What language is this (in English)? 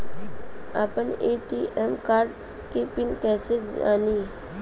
Bhojpuri